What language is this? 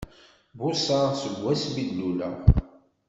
Kabyle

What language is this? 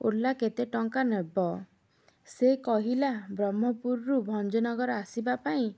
Odia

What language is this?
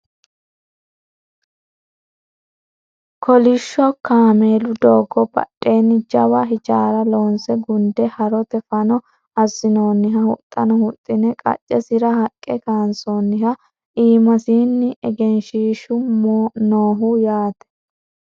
Sidamo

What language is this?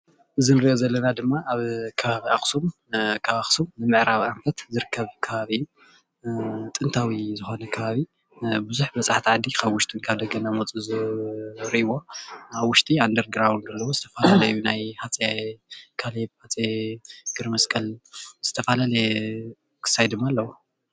Tigrinya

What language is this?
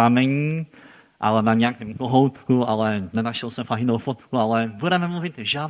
Czech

